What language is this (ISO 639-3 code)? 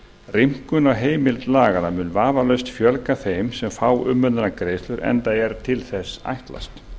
isl